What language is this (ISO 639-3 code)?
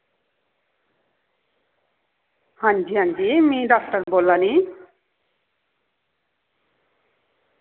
doi